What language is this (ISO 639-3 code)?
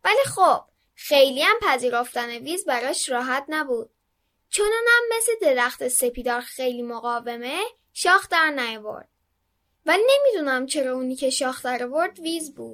fas